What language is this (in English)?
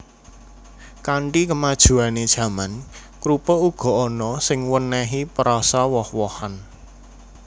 Javanese